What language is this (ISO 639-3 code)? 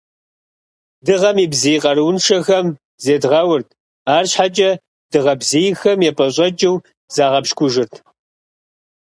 kbd